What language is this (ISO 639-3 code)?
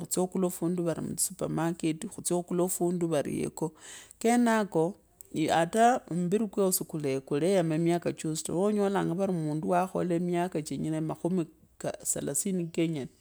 lkb